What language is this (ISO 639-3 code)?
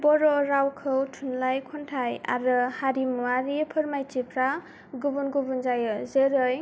brx